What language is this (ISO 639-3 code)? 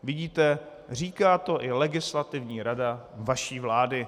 ces